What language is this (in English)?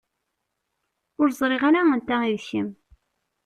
Kabyle